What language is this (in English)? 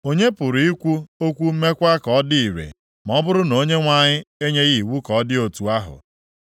Igbo